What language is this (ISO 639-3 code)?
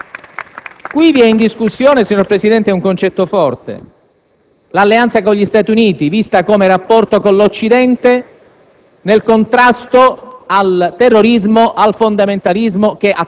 ita